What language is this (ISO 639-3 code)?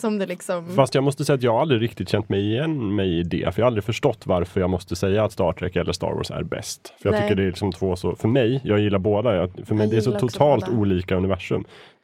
swe